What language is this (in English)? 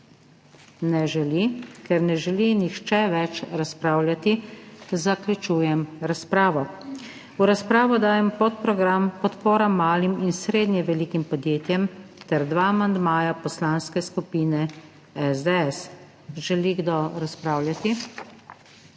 Slovenian